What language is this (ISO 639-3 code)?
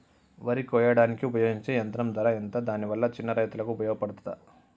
tel